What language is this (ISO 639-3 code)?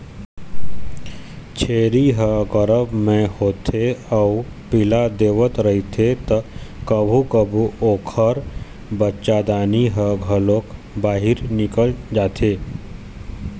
hne